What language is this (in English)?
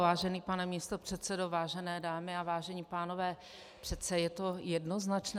Czech